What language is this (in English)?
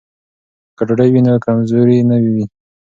Pashto